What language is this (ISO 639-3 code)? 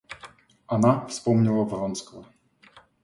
rus